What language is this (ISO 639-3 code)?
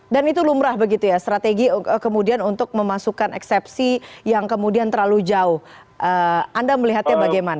ind